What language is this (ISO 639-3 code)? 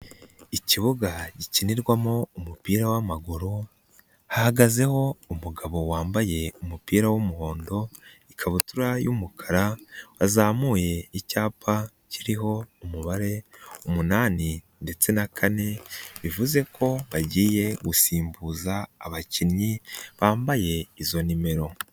kin